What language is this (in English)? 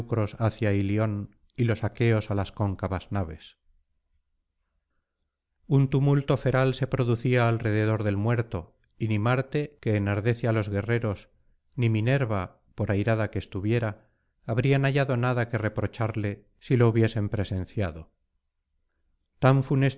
Spanish